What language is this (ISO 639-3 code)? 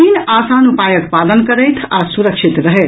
mai